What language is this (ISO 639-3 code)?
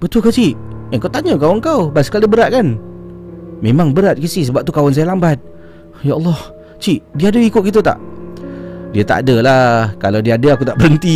msa